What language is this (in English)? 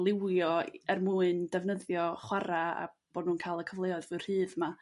Welsh